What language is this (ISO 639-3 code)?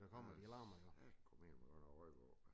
dan